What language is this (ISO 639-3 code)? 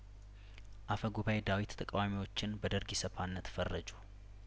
amh